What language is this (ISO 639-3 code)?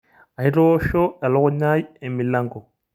mas